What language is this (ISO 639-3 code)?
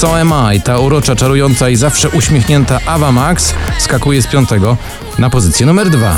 pol